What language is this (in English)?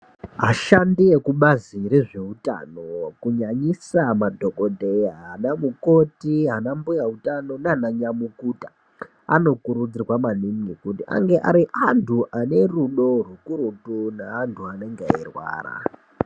Ndau